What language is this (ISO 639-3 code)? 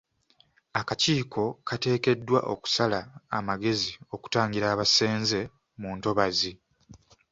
lug